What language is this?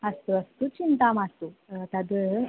Sanskrit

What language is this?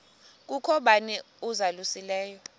Xhosa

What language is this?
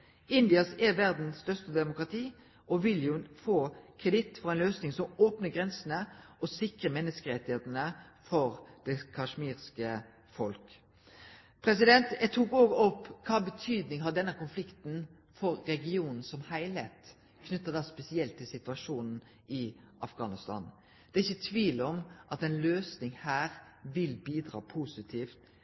Norwegian Nynorsk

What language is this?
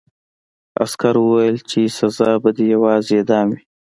Pashto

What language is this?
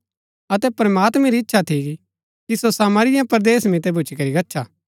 Gaddi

